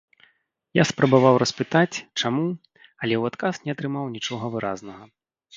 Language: Belarusian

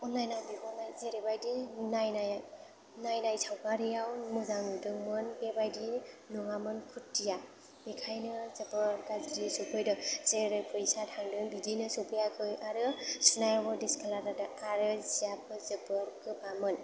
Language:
Bodo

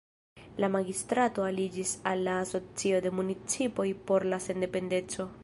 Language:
Esperanto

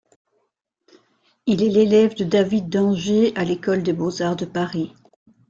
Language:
French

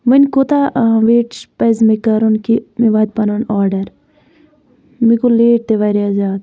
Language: Kashmiri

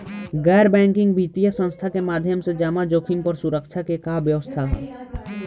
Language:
Bhojpuri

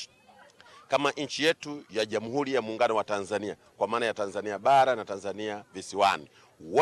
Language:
Swahili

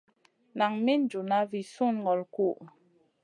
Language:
Masana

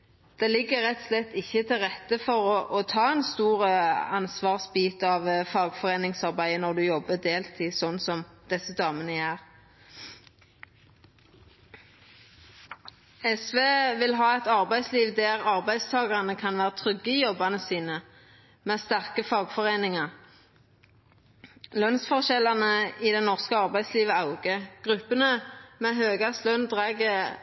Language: Norwegian Nynorsk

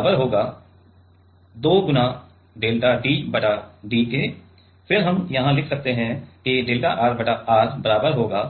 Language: Hindi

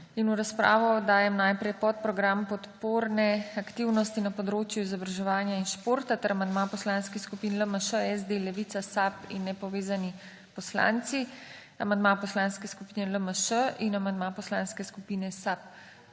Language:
Slovenian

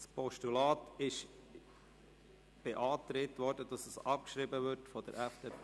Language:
Swiss German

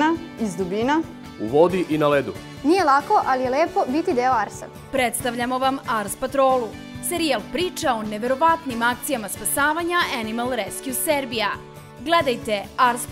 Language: Portuguese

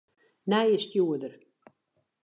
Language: Western Frisian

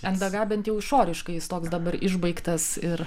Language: Lithuanian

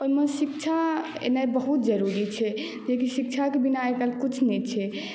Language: Maithili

